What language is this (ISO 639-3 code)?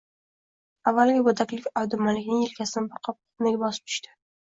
uzb